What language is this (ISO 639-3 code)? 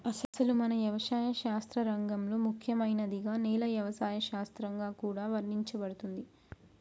tel